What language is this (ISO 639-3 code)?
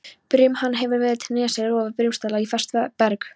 isl